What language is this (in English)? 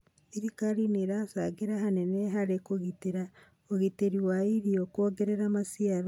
Kikuyu